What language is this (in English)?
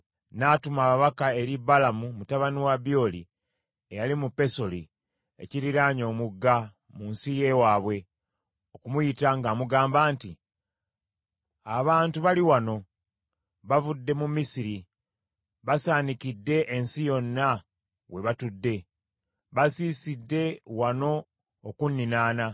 Ganda